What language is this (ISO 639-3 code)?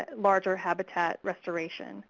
eng